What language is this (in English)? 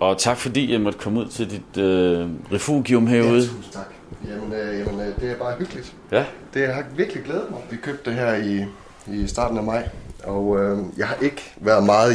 Danish